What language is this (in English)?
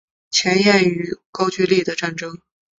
Chinese